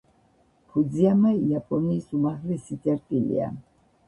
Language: Georgian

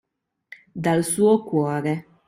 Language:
Italian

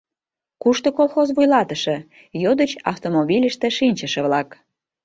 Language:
Mari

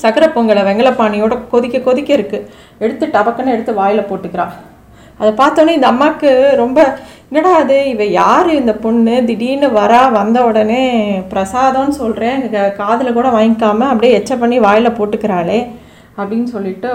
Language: Tamil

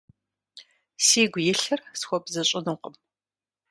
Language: Kabardian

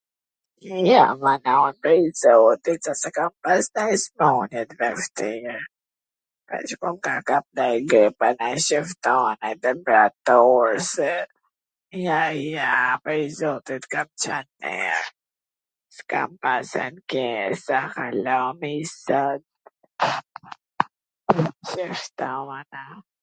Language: Gheg Albanian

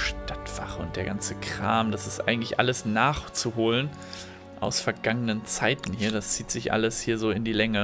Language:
German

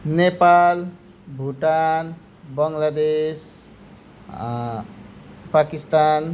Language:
Nepali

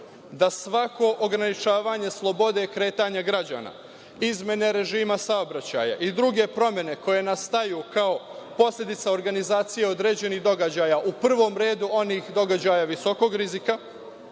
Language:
Serbian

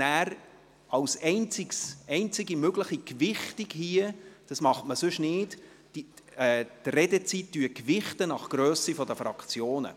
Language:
Swiss German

